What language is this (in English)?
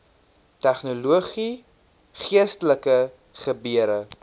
Afrikaans